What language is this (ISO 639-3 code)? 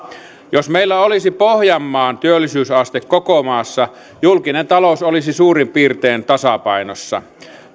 fin